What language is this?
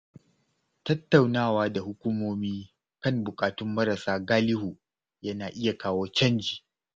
Hausa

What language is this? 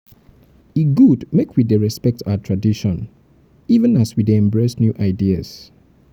Nigerian Pidgin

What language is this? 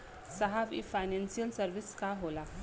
Bhojpuri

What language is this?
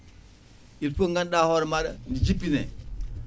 Fula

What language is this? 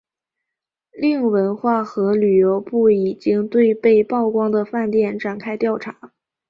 Chinese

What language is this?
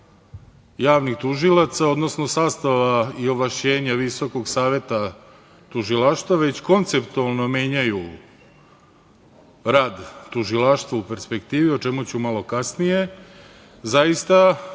Serbian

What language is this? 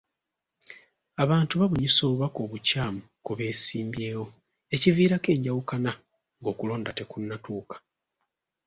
Ganda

